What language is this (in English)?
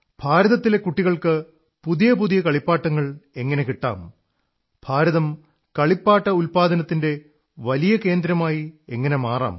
Malayalam